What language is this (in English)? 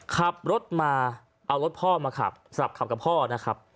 Thai